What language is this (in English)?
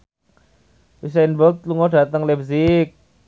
Javanese